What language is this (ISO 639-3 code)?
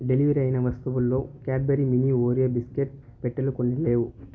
tel